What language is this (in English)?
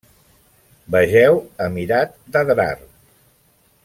Catalan